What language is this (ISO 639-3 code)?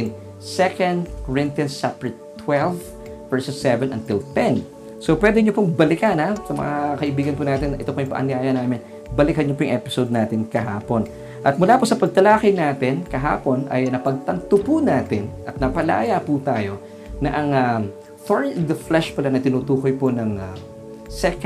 fil